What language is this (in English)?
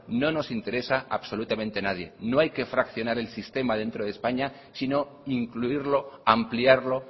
Spanish